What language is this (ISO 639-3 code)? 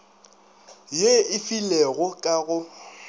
nso